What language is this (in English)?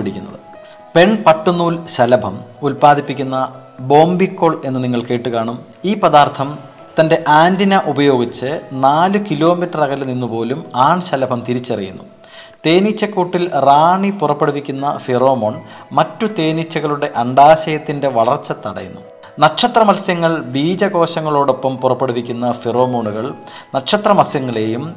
Malayalam